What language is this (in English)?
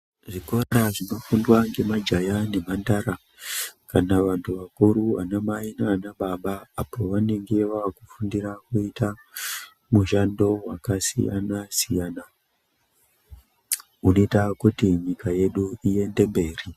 Ndau